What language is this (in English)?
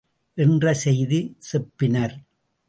Tamil